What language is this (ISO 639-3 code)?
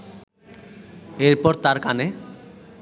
ben